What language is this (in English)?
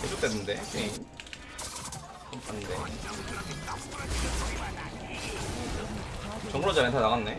Korean